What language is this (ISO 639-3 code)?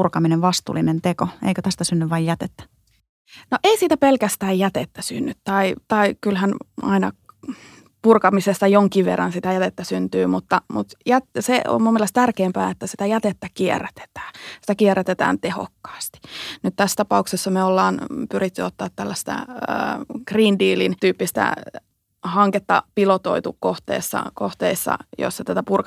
fin